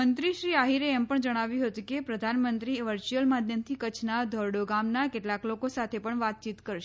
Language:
Gujarati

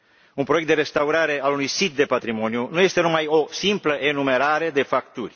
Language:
Romanian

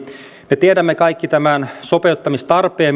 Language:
Finnish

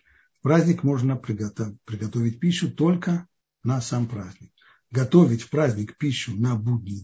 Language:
Russian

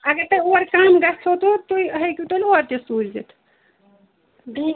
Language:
Kashmiri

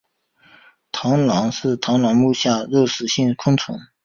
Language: Chinese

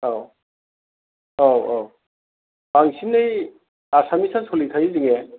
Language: Bodo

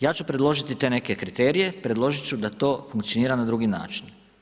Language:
Croatian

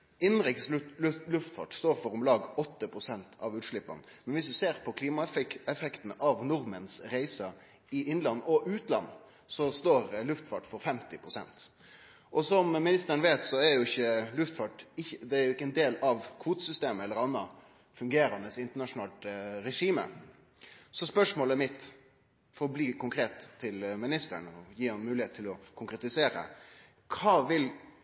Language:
Norwegian Nynorsk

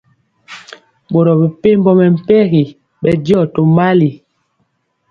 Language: Mpiemo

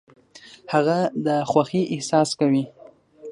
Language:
Pashto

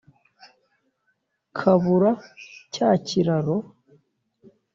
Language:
Kinyarwanda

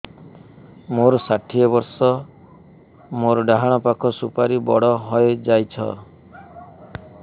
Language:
Odia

